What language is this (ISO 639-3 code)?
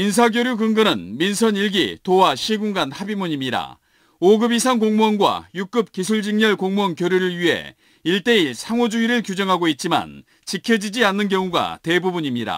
kor